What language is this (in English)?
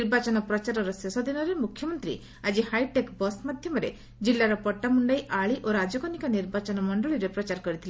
Odia